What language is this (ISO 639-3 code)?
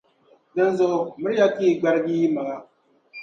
dag